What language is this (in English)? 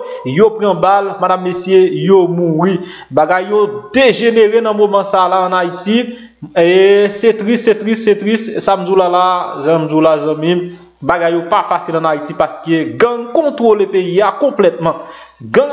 French